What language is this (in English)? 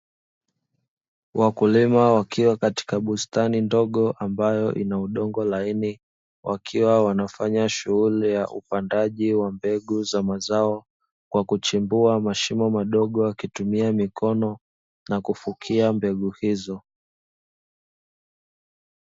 Swahili